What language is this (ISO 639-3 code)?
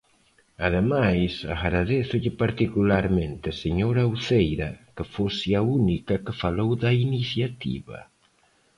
glg